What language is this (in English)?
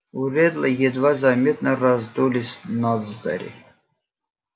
Russian